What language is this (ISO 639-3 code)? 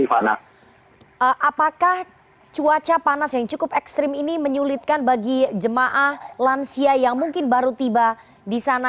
ind